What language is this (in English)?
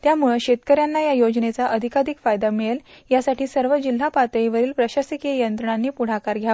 Marathi